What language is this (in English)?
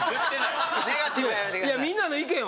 Japanese